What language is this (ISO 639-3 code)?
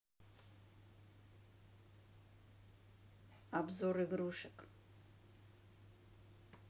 rus